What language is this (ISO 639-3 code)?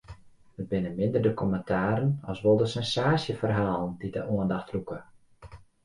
fry